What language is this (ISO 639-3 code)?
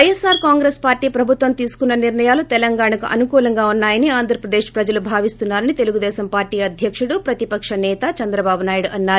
tel